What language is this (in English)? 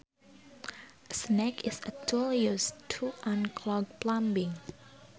Sundanese